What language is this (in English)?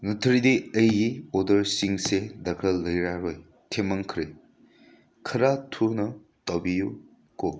Manipuri